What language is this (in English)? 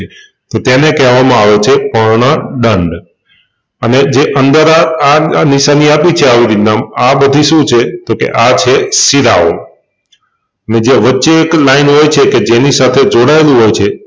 Gujarati